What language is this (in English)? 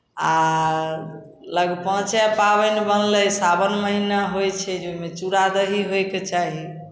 Maithili